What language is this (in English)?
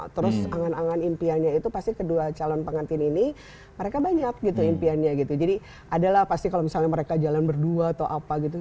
Indonesian